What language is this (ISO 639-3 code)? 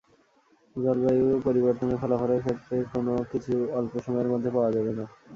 ben